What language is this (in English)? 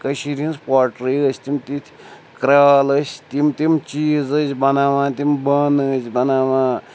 Kashmiri